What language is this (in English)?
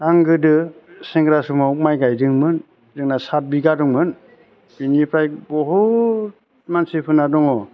Bodo